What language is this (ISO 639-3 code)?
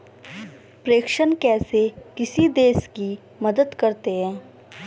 hin